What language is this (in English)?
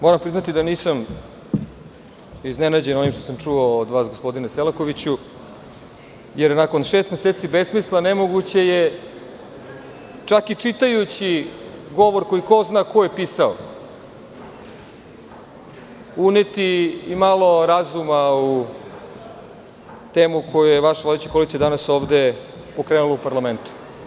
Serbian